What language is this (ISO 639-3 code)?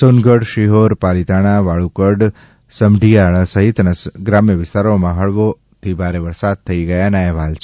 guj